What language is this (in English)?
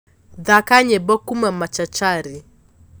Kikuyu